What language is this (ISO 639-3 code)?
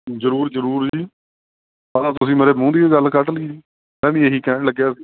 pan